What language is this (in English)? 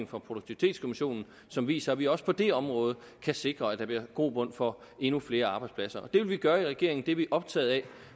Danish